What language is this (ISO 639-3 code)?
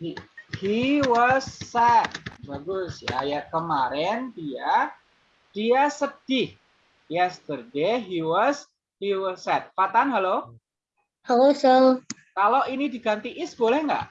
ind